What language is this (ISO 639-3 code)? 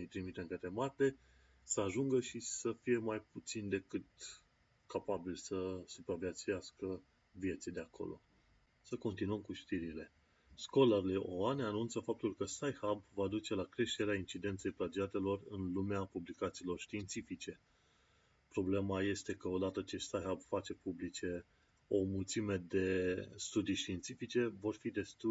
ron